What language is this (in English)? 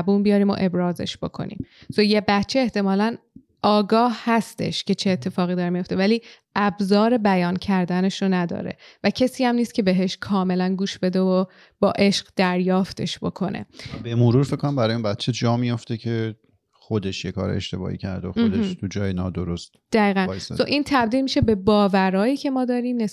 Persian